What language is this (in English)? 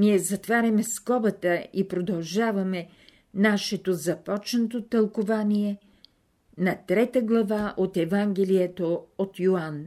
Bulgarian